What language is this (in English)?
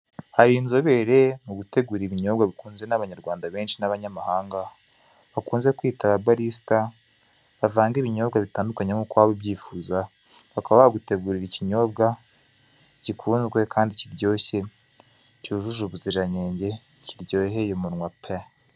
Kinyarwanda